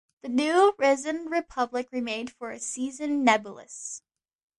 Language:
English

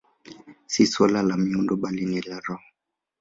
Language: Swahili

